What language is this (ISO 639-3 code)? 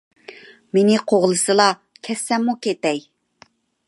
uig